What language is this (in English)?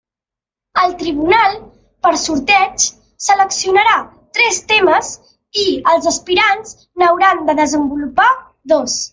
Catalan